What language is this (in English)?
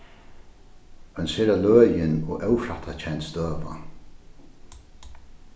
Faroese